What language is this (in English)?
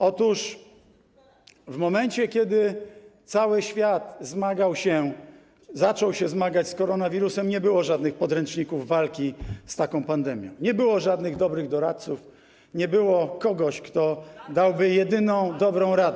Polish